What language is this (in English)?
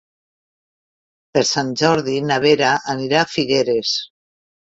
Catalan